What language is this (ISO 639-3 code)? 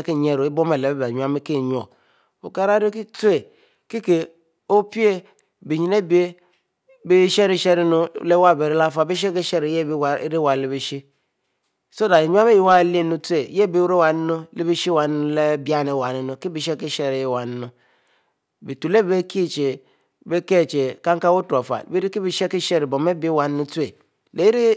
mfo